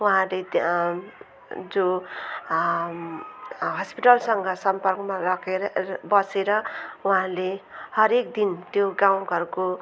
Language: Nepali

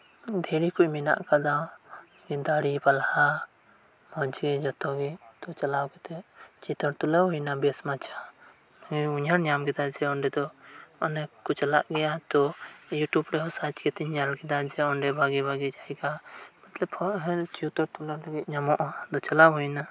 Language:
Santali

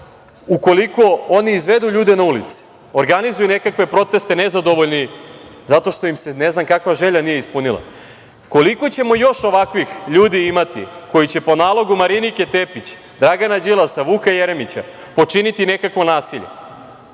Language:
Serbian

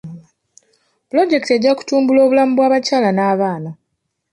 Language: Ganda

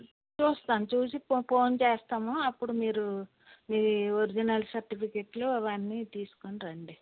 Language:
Telugu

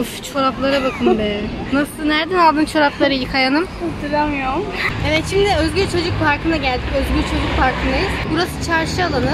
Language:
Turkish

